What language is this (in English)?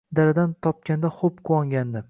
Uzbek